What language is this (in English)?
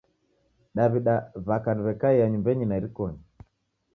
Taita